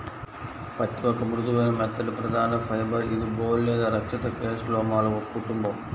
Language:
Telugu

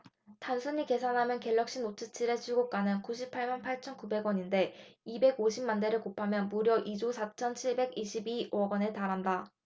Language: Korean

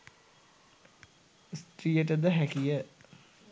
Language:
Sinhala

